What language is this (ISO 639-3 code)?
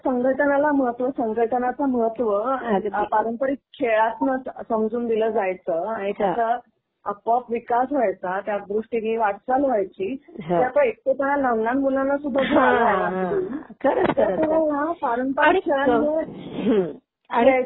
mar